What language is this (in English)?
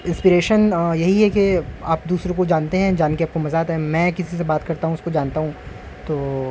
Urdu